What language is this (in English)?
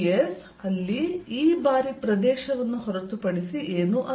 Kannada